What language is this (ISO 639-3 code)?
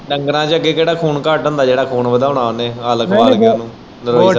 pan